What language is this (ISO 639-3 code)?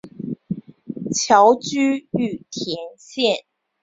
zho